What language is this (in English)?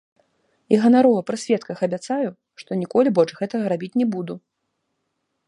Belarusian